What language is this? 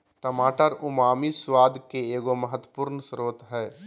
Magahi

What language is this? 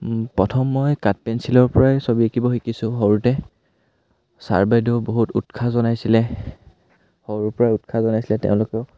Assamese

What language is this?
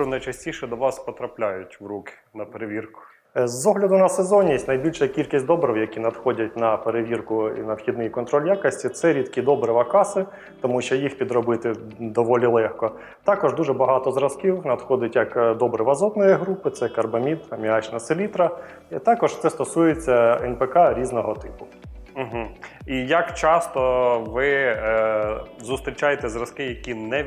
Ukrainian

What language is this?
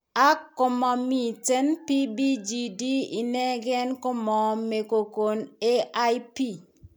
Kalenjin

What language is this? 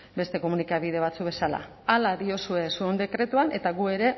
Basque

